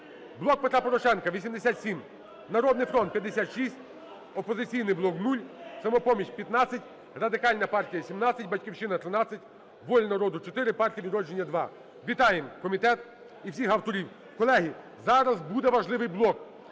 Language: Ukrainian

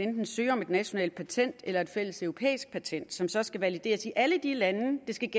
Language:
Danish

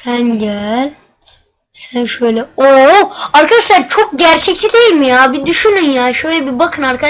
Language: Turkish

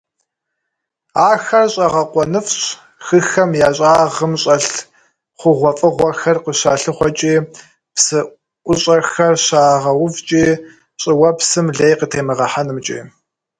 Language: Kabardian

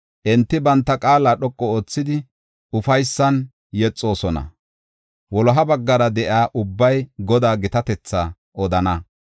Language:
Gofa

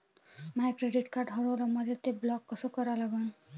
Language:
Marathi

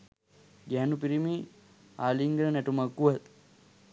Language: Sinhala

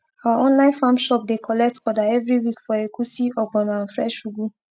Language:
Nigerian Pidgin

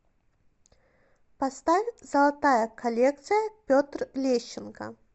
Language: Russian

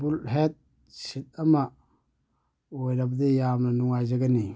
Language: Manipuri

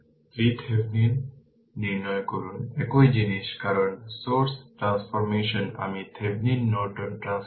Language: Bangla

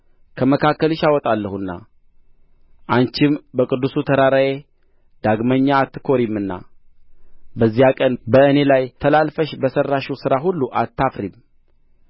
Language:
Amharic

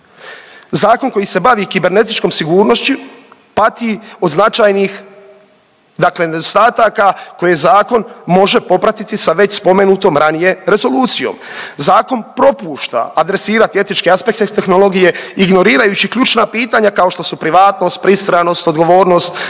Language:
Croatian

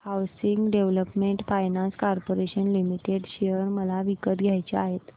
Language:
Marathi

